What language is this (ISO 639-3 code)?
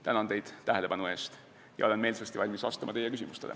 est